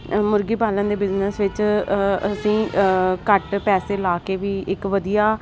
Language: Punjabi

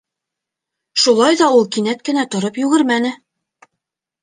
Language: Bashkir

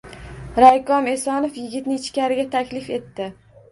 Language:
Uzbek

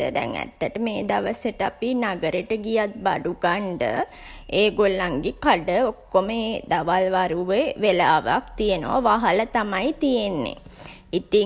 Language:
Sinhala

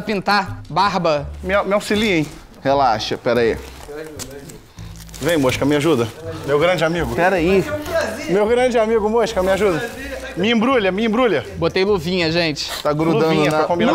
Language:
Portuguese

